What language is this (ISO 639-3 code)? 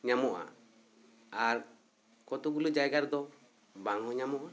sat